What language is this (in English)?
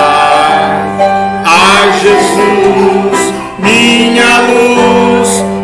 Portuguese